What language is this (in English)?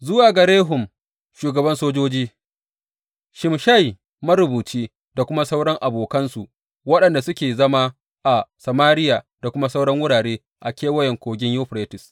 Hausa